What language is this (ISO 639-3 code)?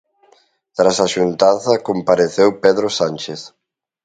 glg